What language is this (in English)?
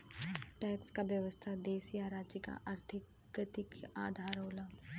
Bhojpuri